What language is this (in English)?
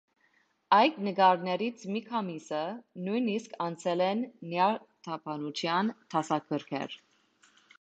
Armenian